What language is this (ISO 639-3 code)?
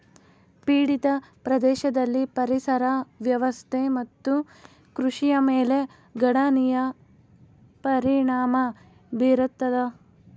kan